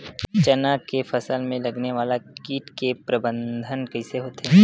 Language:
Chhattisgarhi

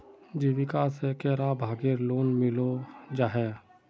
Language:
Magahi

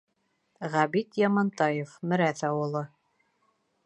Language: Bashkir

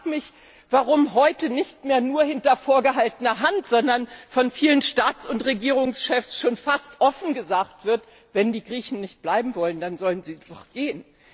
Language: German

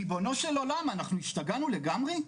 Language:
Hebrew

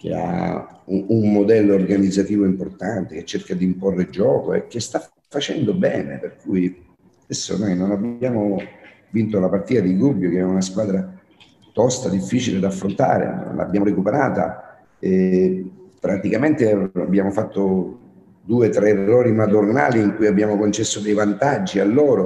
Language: Italian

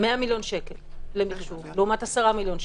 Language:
Hebrew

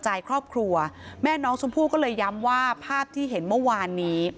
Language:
Thai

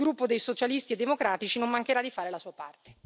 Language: Italian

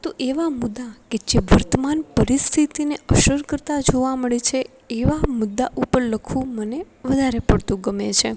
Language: Gujarati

